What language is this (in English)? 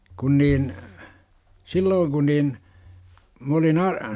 Finnish